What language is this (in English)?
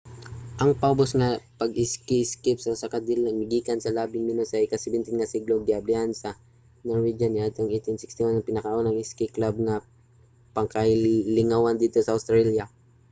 Cebuano